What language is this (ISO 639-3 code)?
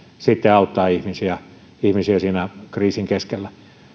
fin